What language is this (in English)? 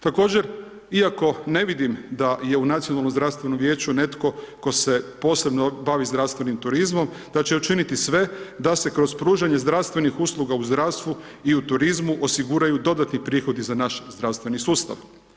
Croatian